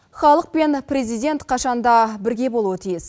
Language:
Kazakh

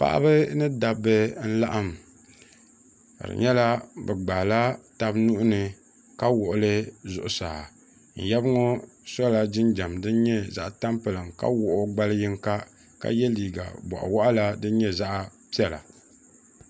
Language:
Dagbani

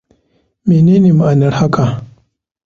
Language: Hausa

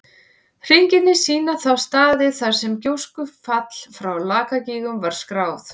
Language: Icelandic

